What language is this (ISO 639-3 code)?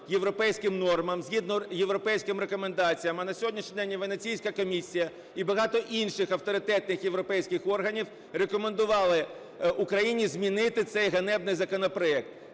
ukr